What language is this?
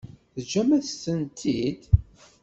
Kabyle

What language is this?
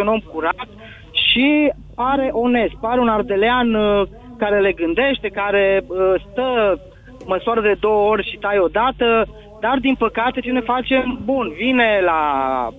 Romanian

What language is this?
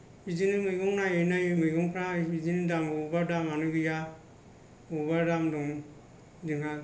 Bodo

